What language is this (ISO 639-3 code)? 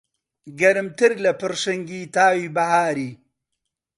ckb